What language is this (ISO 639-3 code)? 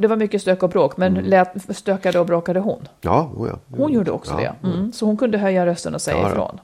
swe